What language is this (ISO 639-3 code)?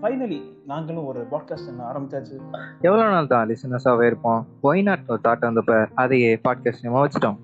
tam